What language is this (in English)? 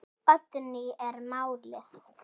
Icelandic